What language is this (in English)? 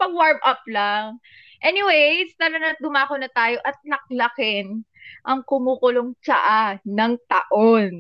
Filipino